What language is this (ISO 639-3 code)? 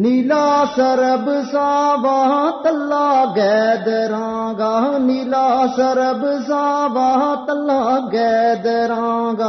urd